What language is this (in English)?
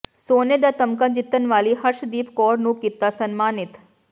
Punjabi